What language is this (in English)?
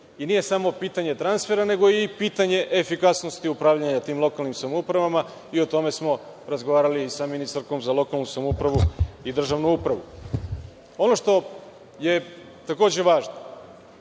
Serbian